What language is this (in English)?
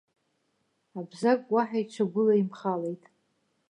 Abkhazian